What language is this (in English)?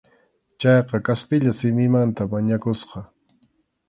Arequipa-La Unión Quechua